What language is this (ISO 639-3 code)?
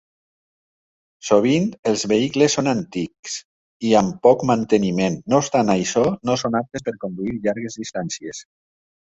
cat